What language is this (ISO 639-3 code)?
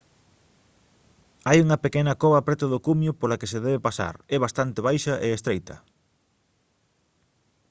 glg